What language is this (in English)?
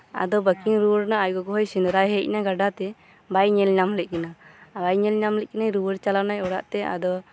Santali